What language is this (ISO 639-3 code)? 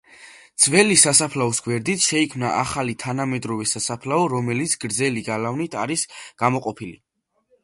kat